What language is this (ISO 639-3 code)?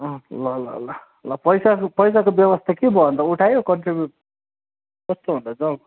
nep